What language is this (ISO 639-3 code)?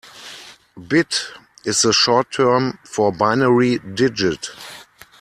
eng